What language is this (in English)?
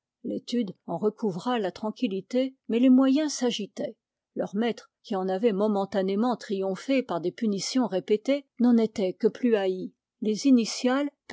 French